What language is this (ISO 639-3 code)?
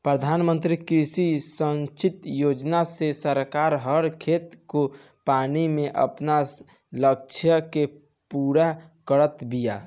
bho